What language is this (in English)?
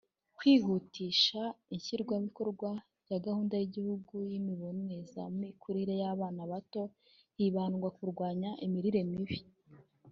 Kinyarwanda